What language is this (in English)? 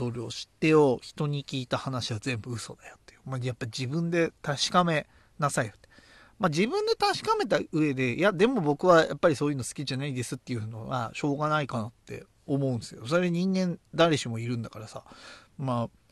Japanese